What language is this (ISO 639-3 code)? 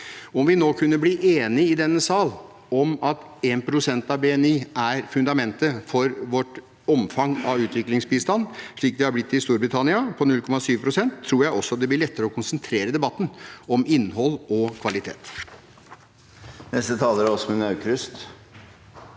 nor